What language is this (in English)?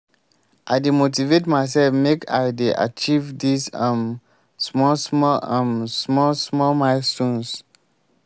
Nigerian Pidgin